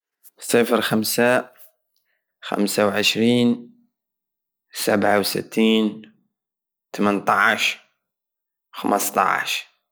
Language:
Algerian Saharan Arabic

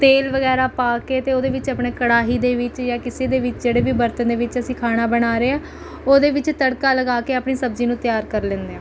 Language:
Punjabi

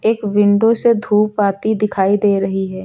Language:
Hindi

